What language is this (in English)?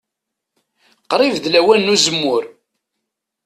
Kabyle